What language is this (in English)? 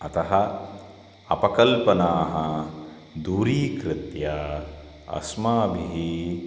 Sanskrit